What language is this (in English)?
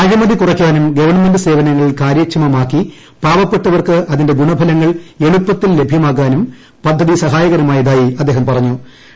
Malayalam